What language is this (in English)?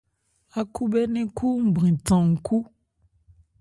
Ebrié